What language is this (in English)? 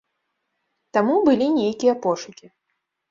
Belarusian